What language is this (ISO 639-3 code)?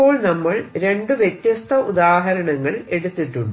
mal